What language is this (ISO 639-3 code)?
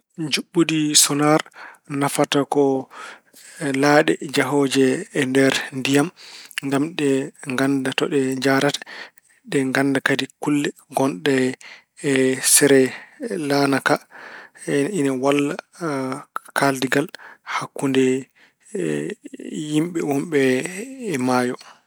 ful